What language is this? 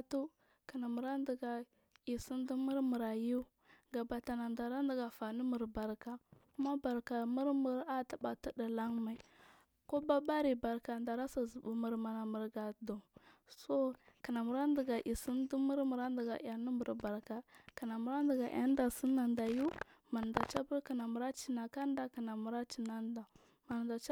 Marghi South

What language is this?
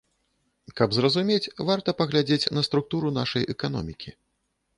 Belarusian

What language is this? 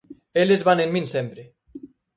Galician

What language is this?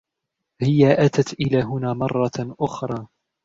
Arabic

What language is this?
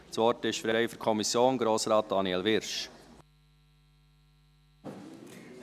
Swiss German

